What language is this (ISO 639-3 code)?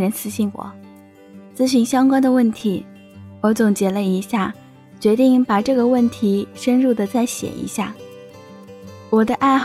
zho